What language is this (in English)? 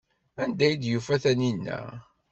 Kabyle